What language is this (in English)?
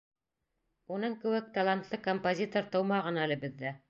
Bashkir